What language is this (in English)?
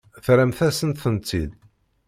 Kabyle